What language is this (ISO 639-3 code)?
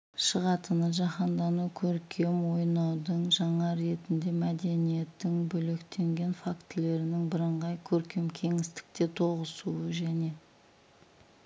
kaz